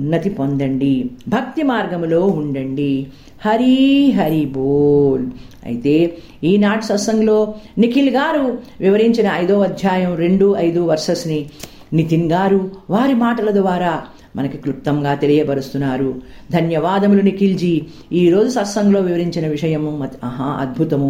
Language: Telugu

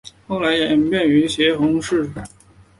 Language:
Chinese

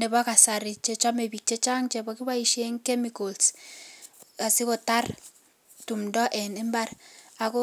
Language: Kalenjin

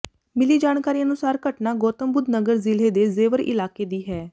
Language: Punjabi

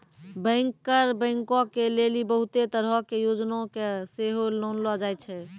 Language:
Maithili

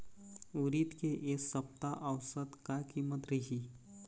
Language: Chhattisgarhi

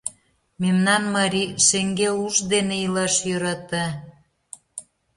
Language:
Mari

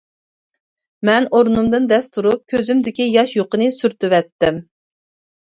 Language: Uyghur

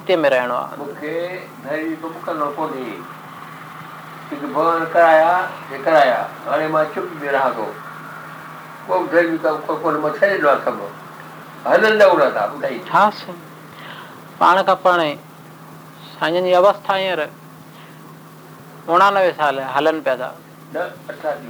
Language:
Hindi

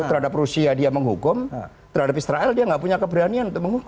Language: Indonesian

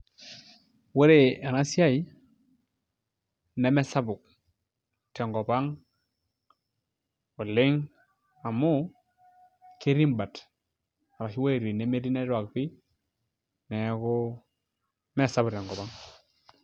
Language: Masai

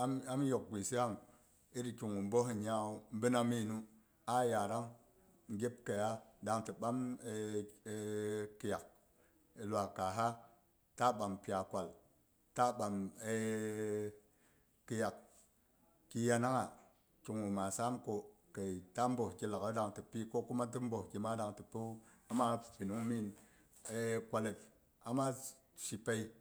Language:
Boghom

